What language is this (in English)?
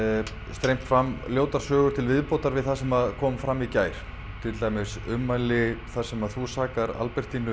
Icelandic